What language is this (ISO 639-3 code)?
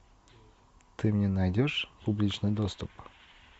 rus